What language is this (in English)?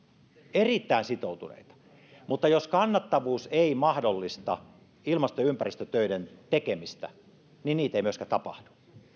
Finnish